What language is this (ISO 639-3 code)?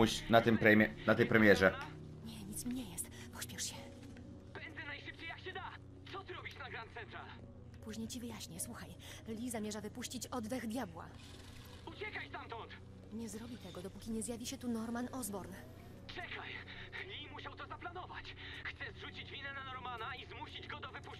pol